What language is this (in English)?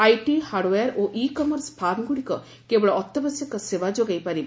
Odia